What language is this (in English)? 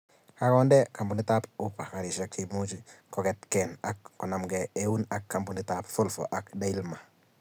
Kalenjin